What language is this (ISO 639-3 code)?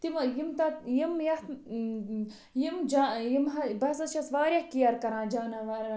kas